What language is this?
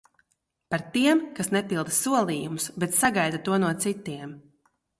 Latvian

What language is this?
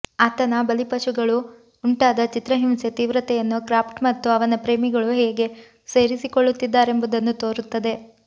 Kannada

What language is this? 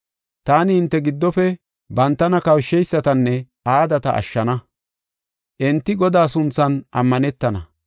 Gofa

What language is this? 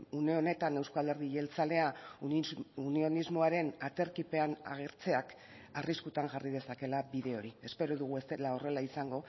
Basque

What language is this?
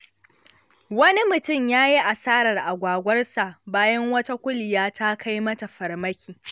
Hausa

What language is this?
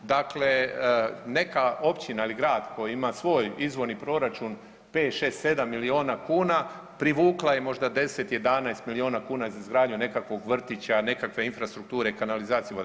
Croatian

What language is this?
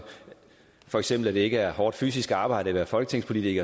Danish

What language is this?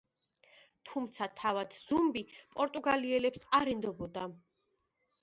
Georgian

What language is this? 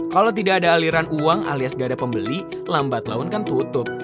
Indonesian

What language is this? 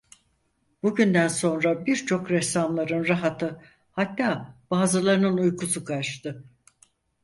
Turkish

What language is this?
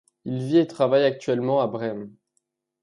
French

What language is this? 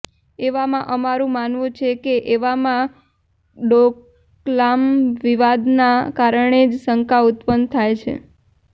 Gujarati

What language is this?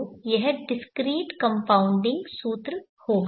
Hindi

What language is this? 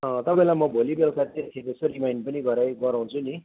Nepali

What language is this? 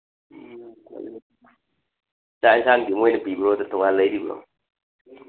Manipuri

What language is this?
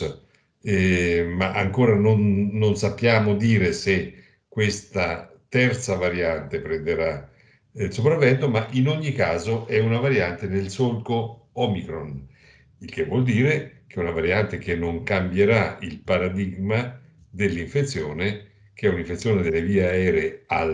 Italian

